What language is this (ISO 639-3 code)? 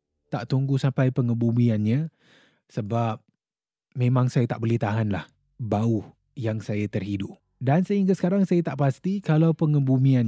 msa